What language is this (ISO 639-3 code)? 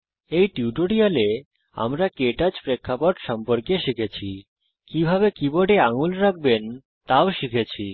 ben